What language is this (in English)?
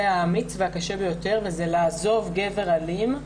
Hebrew